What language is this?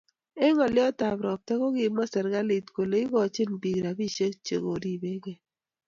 Kalenjin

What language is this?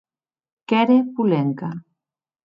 Occitan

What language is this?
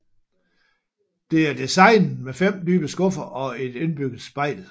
Danish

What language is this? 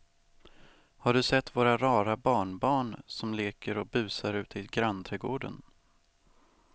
Swedish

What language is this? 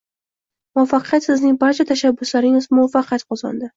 Uzbek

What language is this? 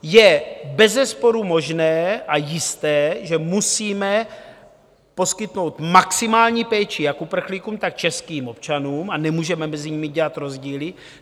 Czech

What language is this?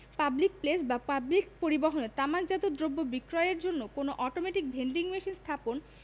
Bangla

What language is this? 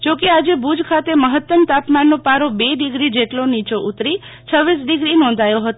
Gujarati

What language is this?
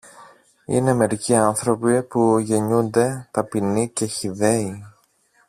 Greek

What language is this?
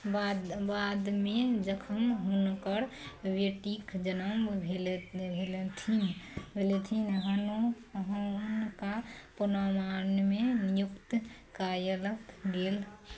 Maithili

